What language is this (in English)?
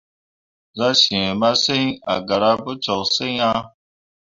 Mundang